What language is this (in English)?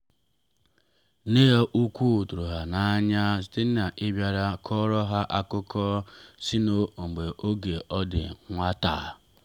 Igbo